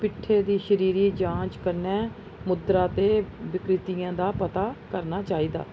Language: Dogri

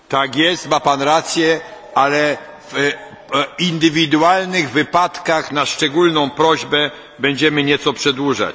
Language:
Polish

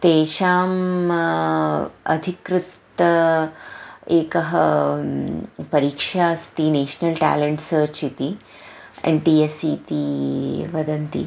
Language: Sanskrit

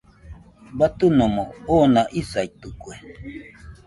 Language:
Nüpode Huitoto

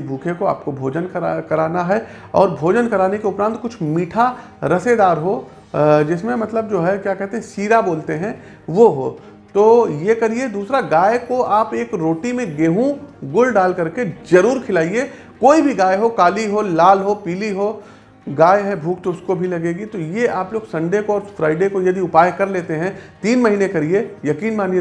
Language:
Hindi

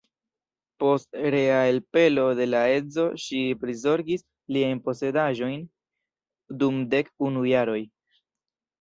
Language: Esperanto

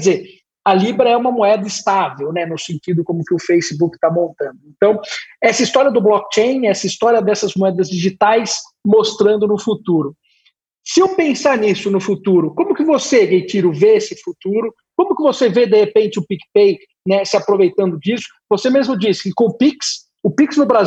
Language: Portuguese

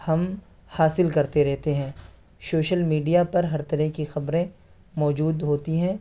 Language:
Urdu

